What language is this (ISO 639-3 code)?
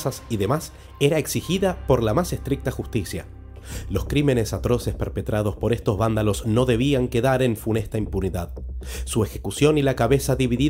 spa